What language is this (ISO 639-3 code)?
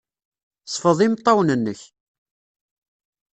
kab